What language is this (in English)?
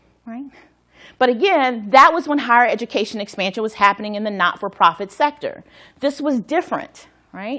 English